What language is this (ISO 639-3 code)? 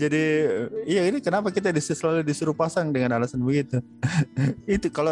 ind